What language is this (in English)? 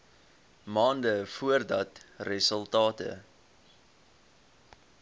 Afrikaans